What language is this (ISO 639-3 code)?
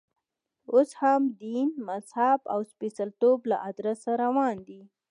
pus